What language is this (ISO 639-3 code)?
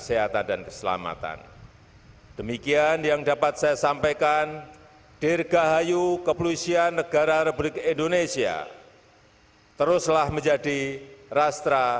ind